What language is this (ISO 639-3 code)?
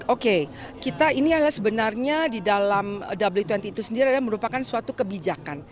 ind